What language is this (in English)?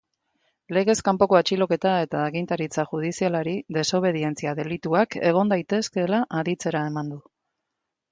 Basque